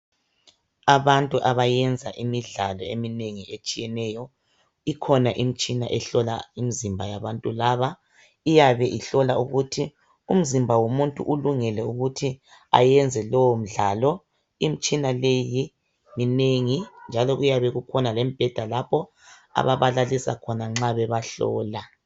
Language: North Ndebele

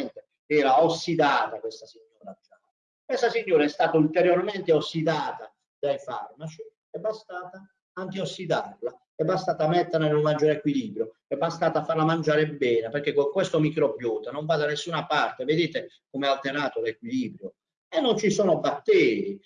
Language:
Italian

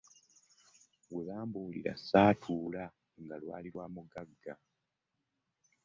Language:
Ganda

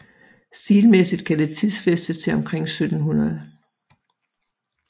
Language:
Danish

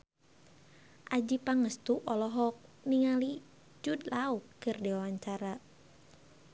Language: Sundanese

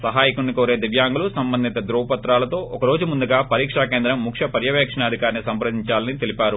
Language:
Telugu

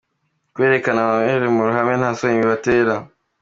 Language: Kinyarwanda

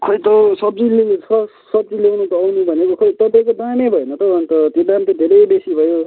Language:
Nepali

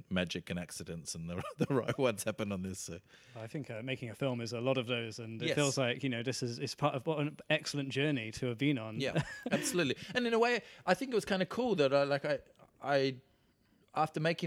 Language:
English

